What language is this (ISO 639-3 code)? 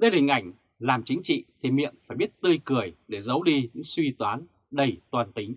vie